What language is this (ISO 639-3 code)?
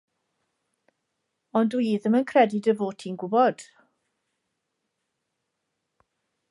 cym